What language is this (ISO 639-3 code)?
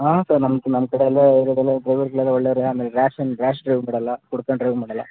kan